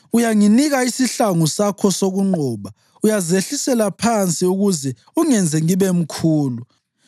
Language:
North Ndebele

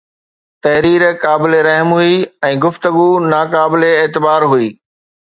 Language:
Sindhi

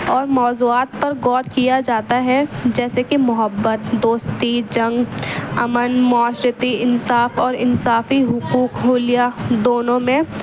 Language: Urdu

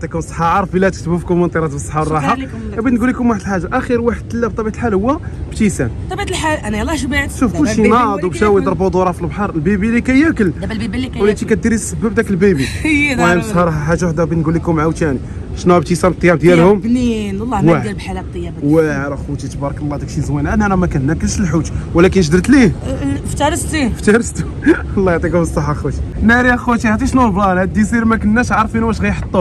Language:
Arabic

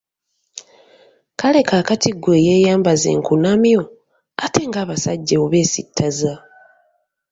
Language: Ganda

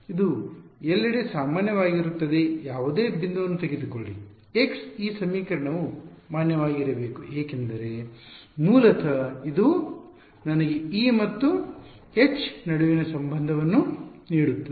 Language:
Kannada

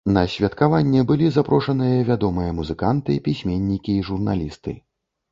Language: Belarusian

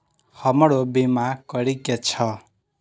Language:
Maithili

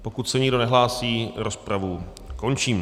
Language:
Czech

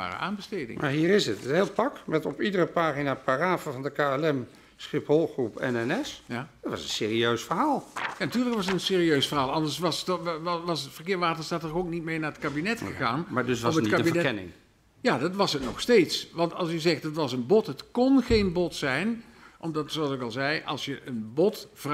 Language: Dutch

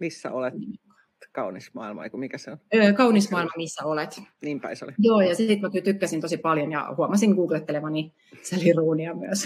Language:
Finnish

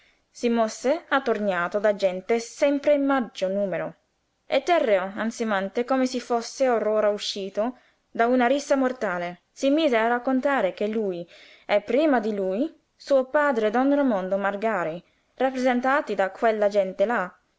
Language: Italian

